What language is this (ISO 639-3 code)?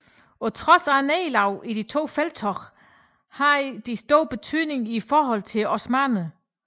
dan